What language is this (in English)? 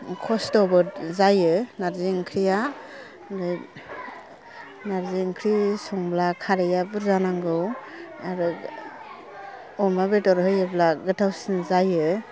Bodo